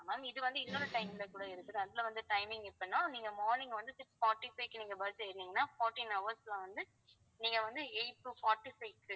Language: Tamil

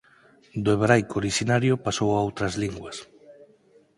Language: Galician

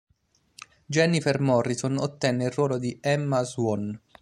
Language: Italian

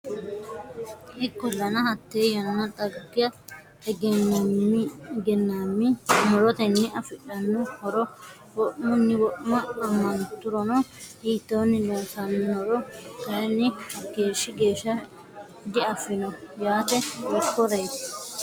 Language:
Sidamo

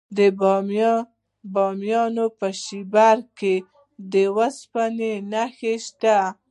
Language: Pashto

